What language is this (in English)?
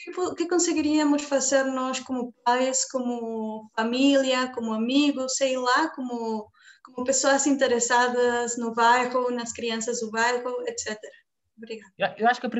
Portuguese